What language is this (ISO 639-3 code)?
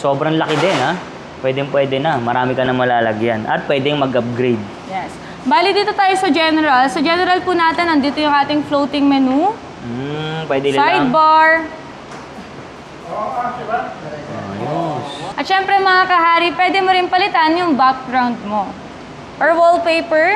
fil